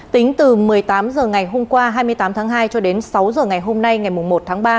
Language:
Vietnamese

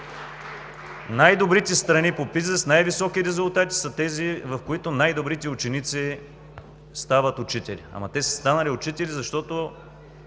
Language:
Bulgarian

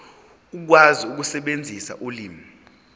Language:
Zulu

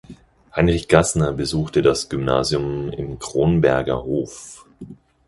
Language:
German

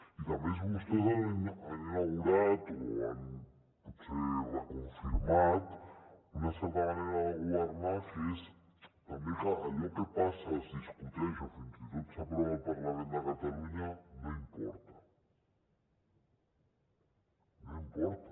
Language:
Catalan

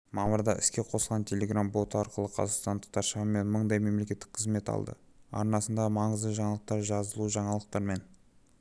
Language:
Kazakh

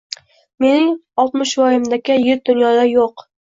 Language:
Uzbek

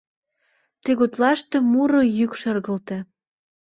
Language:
Mari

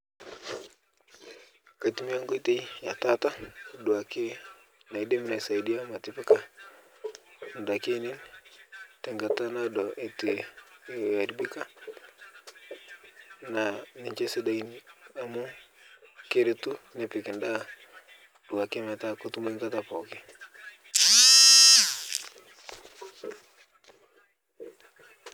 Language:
Masai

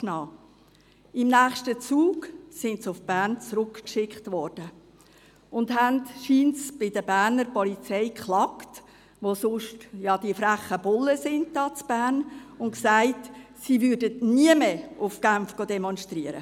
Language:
Swiss German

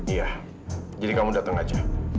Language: Indonesian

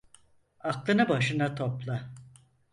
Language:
Turkish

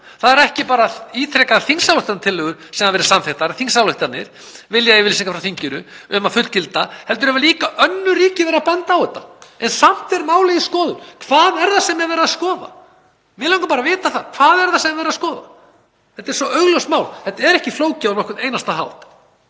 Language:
Icelandic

